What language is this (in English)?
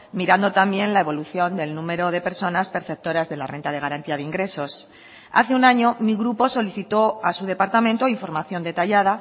Spanish